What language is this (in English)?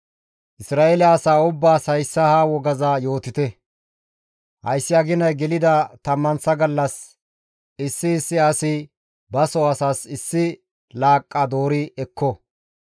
Gamo